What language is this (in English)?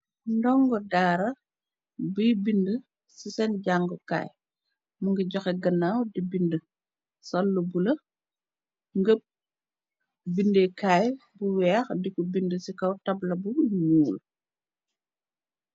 Wolof